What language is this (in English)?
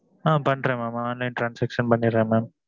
Tamil